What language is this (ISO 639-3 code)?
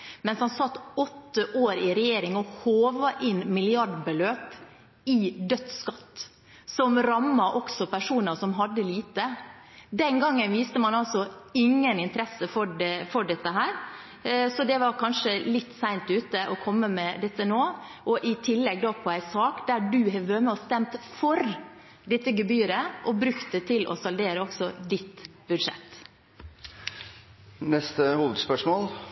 nob